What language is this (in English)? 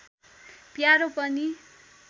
Nepali